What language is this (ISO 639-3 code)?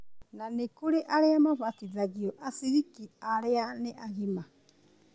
kik